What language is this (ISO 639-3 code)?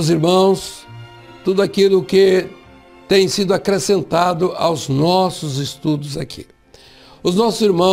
por